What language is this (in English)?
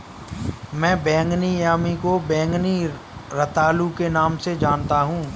Hindi